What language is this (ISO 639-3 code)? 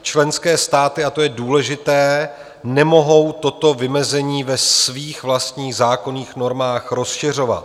ces